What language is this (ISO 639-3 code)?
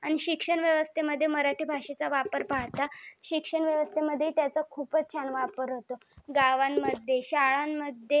mar